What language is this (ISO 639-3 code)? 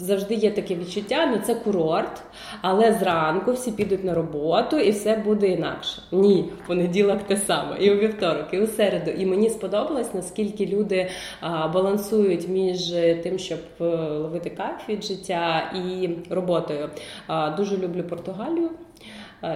ukr